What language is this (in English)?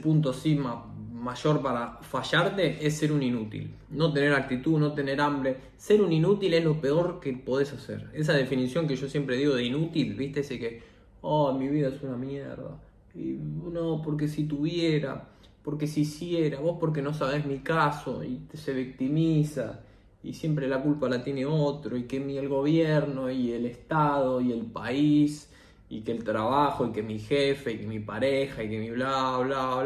Spanish